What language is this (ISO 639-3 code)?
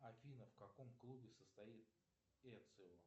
rus